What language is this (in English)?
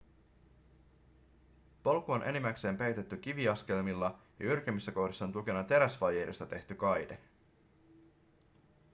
Finnish